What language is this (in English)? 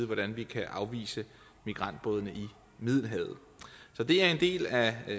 Danish